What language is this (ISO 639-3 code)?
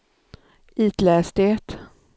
swe